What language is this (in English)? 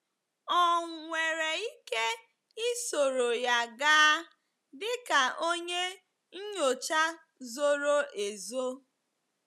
Igbo